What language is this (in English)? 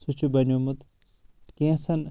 Kashmiri